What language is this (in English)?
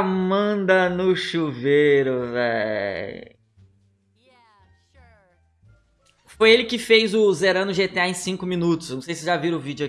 Portuguese